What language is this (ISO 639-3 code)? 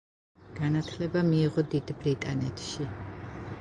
kat